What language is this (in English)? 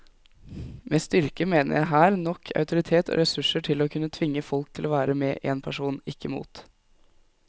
Norwegian